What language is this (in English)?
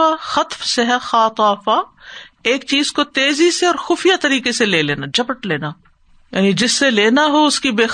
Urdu